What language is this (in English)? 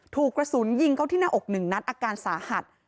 Thai